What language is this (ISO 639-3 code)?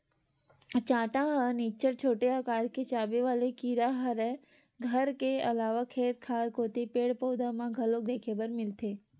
hne